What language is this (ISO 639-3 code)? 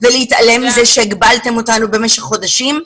heb